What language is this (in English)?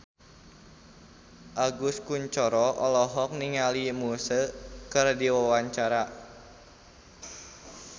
Sundanese